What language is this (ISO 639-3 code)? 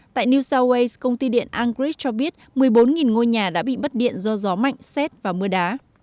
vie